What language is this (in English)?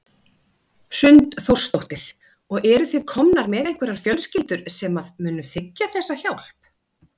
Icelandic